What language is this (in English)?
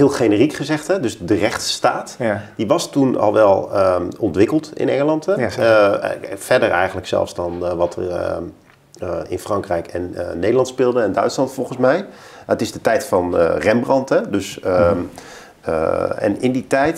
Dutch